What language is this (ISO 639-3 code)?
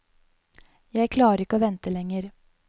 nor